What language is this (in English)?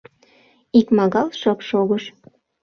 Mari